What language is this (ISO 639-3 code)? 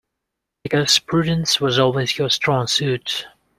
eng